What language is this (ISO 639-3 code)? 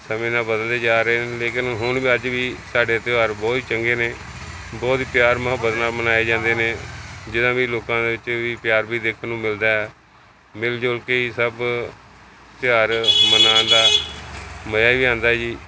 pan